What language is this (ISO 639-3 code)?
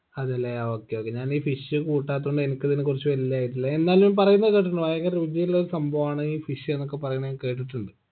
mal